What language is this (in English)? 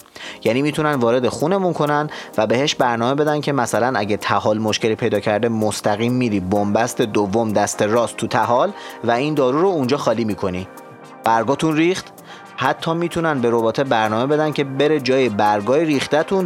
Persian